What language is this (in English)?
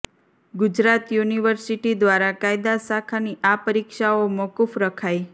Gujarati